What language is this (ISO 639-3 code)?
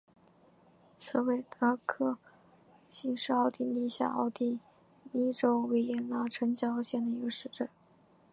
zho